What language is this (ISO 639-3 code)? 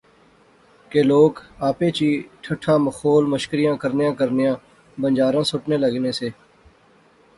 phr